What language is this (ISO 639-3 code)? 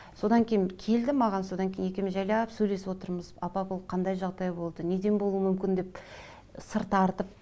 kaz